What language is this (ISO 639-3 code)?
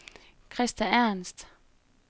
dan